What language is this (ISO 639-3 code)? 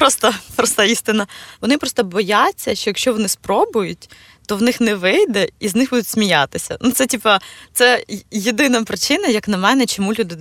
ukr